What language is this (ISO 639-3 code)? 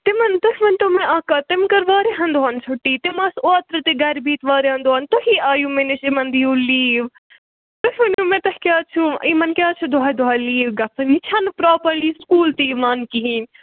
kas